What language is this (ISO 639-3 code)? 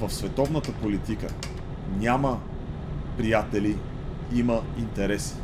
bul